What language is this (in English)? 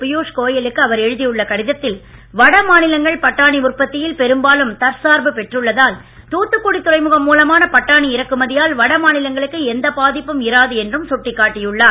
Tamil